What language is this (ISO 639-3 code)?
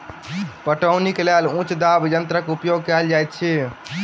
mai